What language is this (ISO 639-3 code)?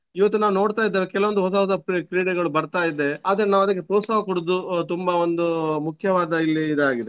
kan